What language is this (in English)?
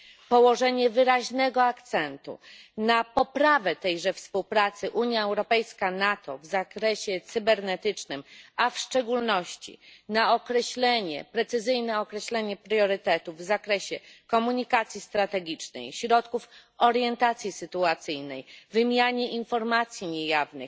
Polish